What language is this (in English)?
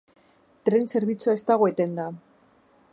Basque